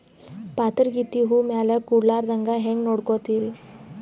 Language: Kannada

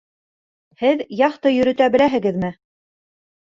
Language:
Bashkir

